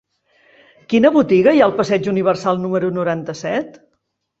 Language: Catalan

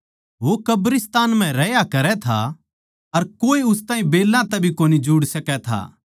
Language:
Haryanvi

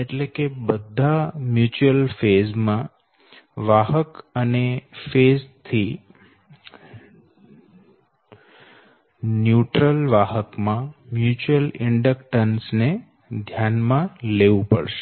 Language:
Gujarati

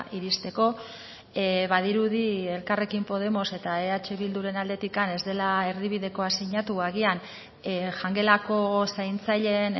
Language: Basque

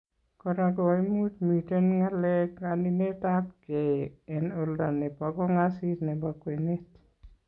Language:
Kalenjin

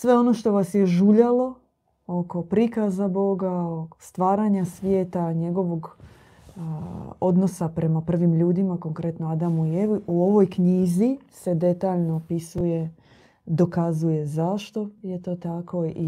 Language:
Croatian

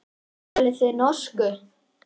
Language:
Icelandic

